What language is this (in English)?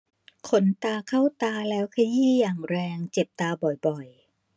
Thai